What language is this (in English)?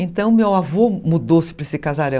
Portuguese